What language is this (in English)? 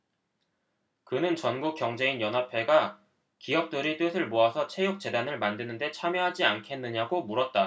Korean